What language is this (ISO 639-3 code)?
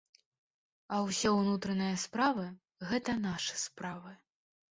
bel